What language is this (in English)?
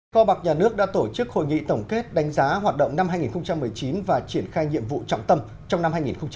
Vietnamese